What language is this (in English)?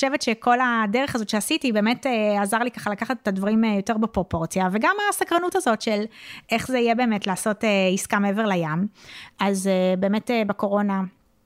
Hebrew